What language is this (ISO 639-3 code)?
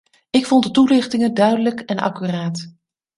nld